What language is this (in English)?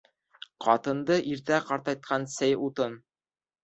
Bashkir